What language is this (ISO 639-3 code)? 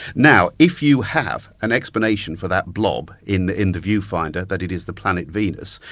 eng